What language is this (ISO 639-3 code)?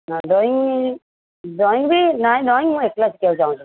ori